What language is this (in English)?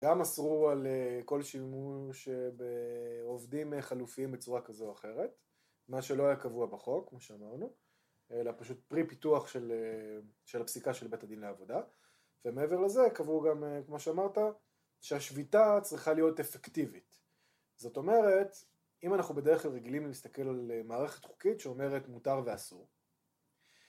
Hebrew